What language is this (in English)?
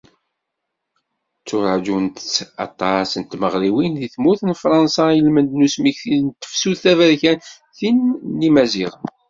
Kabyle